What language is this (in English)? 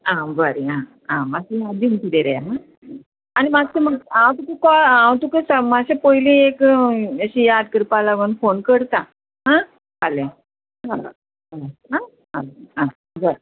Konkani